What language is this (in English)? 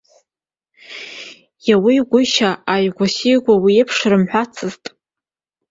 Abkhazian